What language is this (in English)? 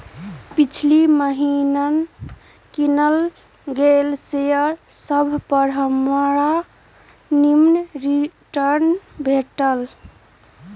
Magahi